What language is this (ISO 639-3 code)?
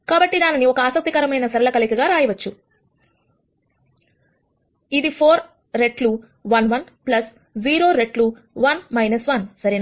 tel